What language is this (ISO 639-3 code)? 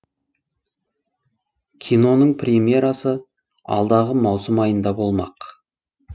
kaz